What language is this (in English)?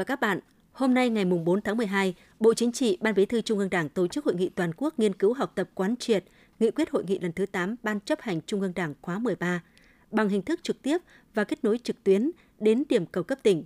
Vietnamese